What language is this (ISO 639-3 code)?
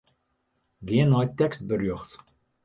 fry